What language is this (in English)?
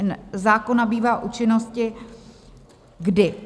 Czech